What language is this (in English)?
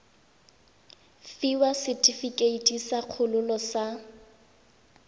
Tswana